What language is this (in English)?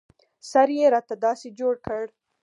Pashto